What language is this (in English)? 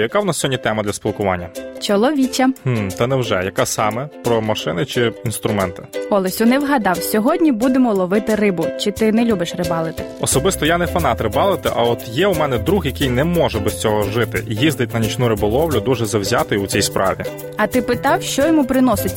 Ukrainian